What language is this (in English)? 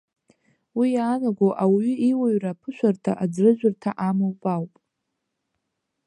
Abkhazian